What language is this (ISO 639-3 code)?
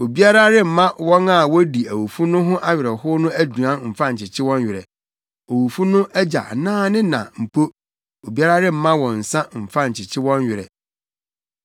aka